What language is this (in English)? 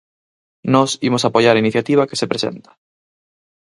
Galician